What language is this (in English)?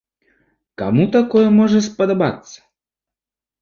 Belarusian